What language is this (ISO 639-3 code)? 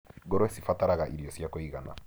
kik